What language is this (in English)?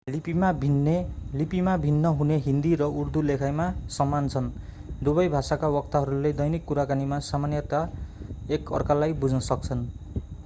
Nepali